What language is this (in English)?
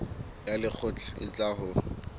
Southern Sotho